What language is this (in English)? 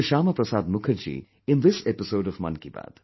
English